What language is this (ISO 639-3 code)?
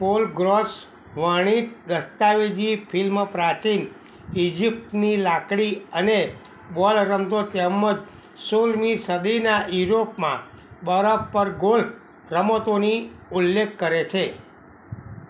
guj